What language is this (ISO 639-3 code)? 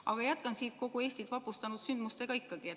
est